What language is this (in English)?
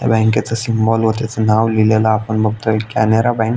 Marathi